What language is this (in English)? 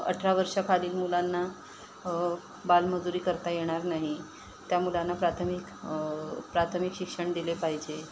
Marathi